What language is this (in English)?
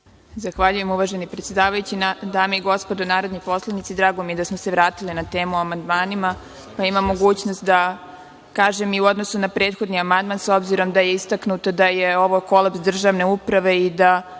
Serbian